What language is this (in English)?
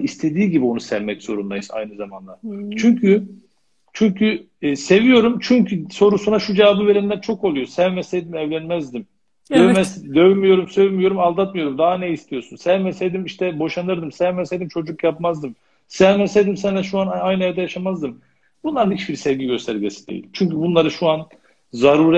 Turkish